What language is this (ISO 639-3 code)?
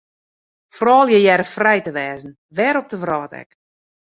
fry